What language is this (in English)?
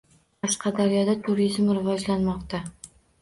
Uzbek